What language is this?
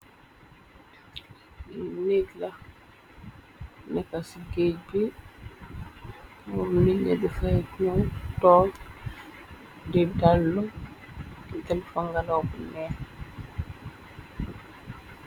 Wolof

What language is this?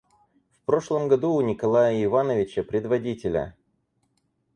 Russian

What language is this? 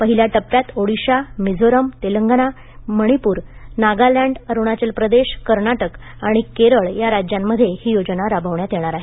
Marathi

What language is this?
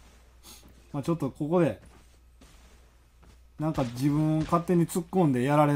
Japanese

